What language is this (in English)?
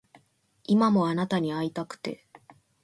Japanese